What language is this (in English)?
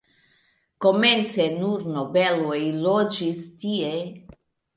Esperanto